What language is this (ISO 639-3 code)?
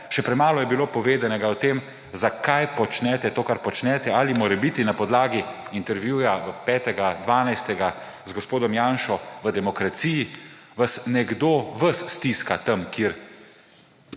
slv